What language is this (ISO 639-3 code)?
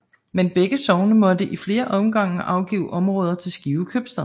dan